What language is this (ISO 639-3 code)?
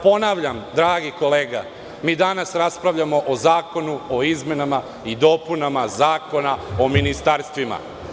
srp